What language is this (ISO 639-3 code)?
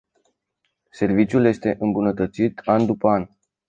ron